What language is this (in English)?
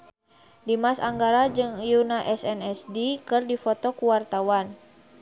Sundanese